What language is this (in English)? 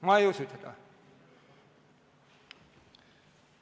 Estonian